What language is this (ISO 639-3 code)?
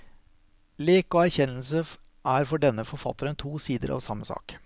nor